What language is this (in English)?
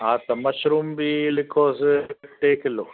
Sindhi